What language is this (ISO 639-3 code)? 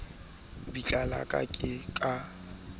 sot